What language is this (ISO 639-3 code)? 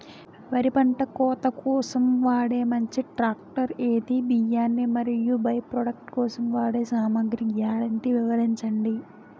tel